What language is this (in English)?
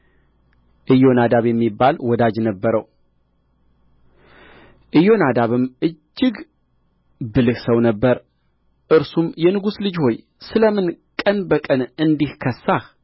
Amharic